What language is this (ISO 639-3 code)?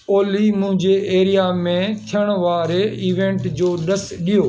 snd